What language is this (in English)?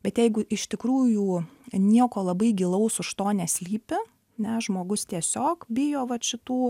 Lithuanian